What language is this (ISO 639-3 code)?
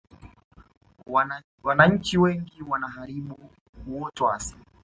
swa